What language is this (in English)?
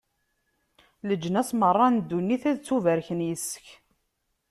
Kabyle